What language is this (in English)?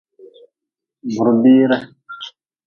Nawdm